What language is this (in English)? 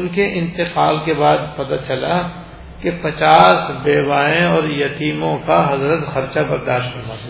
Urdu